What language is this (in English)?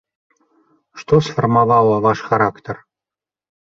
Belarusian